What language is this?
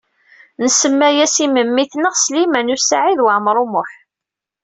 Kabyle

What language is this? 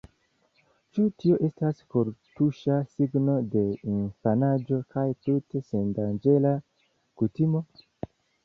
Esperanto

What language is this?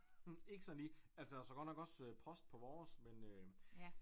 Danish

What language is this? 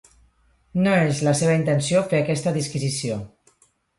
Catalan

